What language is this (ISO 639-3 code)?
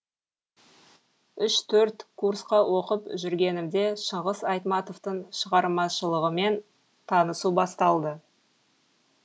kaz